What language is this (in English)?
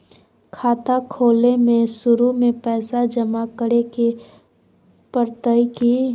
Magahi